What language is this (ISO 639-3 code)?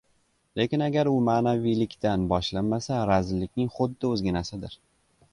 uzb